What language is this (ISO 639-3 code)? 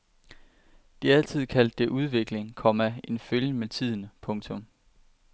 dan